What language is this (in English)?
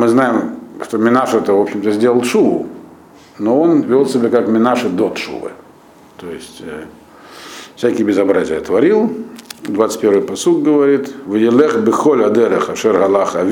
Russian